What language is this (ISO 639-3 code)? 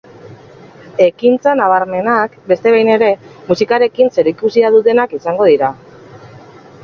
eus